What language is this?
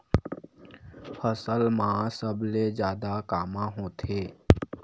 Chhattisgarhi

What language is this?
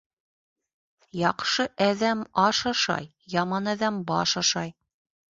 Bashkir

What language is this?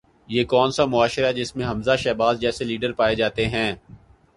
Urdu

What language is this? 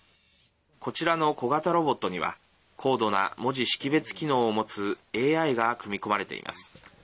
Japanese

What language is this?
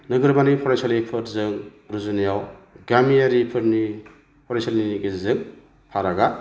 Bodo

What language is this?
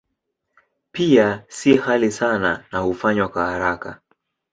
Swahili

